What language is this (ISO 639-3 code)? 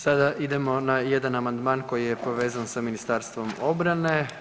hrv